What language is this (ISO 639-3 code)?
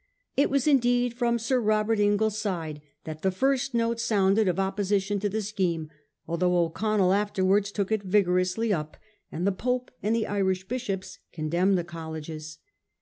eng